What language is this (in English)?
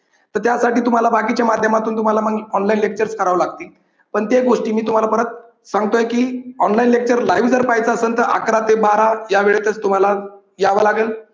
Marathi